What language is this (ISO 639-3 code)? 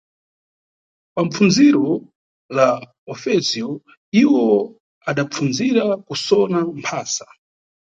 nyu